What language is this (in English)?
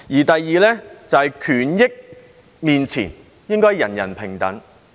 Cantonese